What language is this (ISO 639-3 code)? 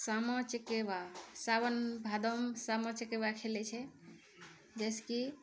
mai